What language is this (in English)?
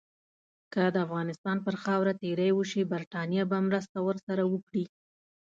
Pashto